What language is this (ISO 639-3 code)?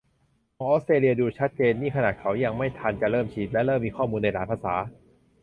tha